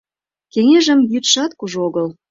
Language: Mari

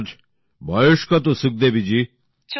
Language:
Bangla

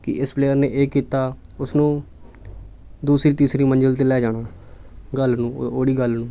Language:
Punjabi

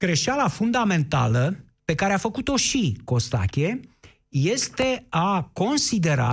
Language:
Romanian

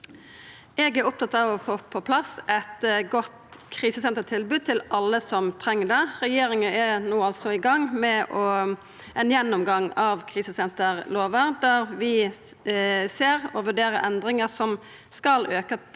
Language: Norwegian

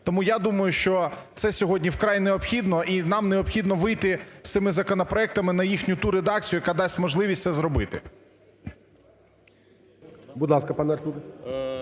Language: Ukrainian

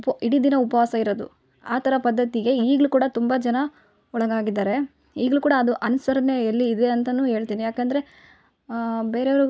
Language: Kannada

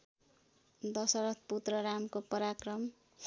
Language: Nepali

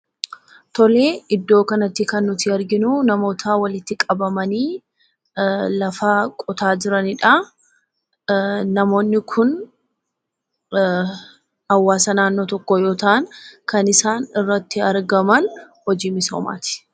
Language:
Oromo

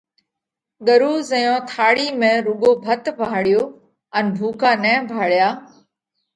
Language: Parkari Koli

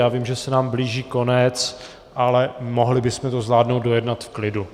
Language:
Czech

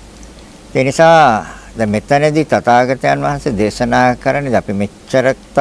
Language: Sinhala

